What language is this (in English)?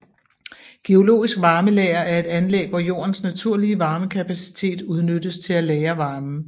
Danish